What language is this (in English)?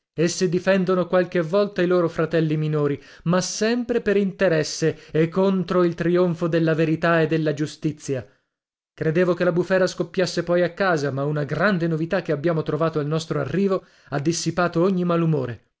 Italian